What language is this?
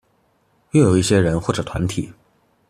Chinese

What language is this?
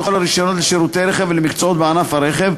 Hebrew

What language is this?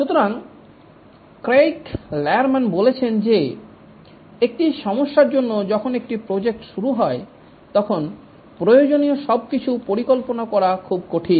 Bangla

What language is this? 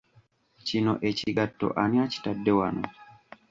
Ganda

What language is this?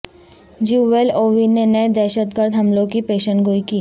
Urdu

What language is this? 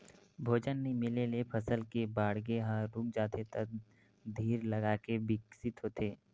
Chhattisgarhi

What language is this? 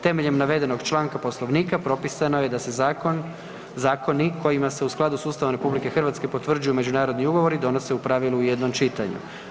Croatian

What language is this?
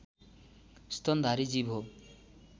Nepali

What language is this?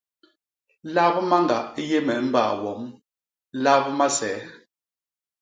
Basaa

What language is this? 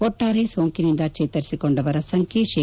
Kannada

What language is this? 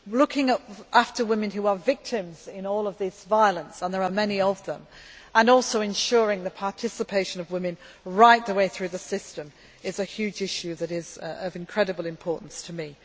English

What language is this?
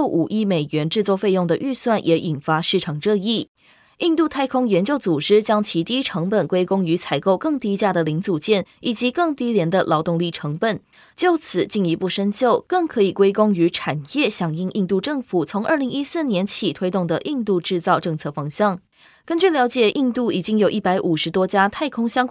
Chinese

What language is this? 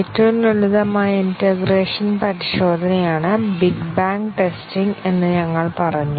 Malayalam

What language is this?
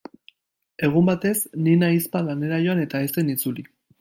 Basque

